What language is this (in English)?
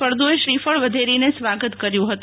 Gujarati